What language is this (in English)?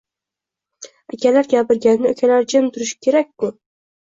Uzbek